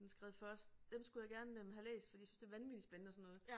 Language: Danish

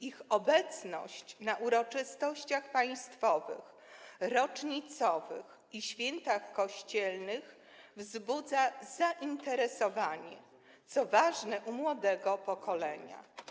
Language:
Polish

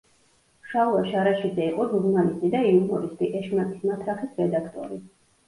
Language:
Georgian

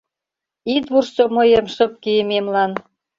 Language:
Mari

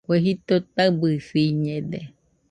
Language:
Nüpode Huitoto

